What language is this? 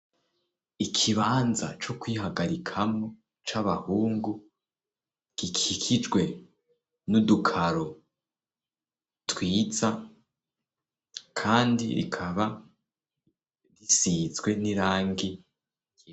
Rundi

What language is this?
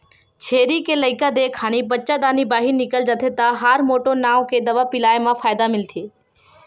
Chhattisgarhi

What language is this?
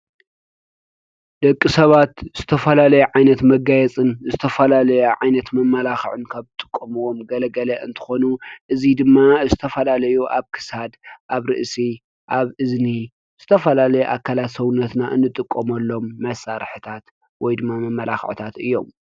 Tigrinya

